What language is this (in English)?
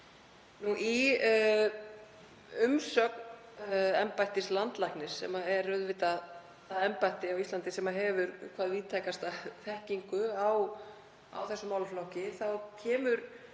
Icelandic